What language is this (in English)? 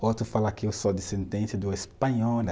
Portuguese